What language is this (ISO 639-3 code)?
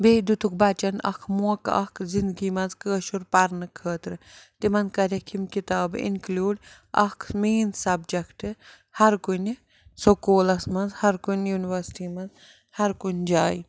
kas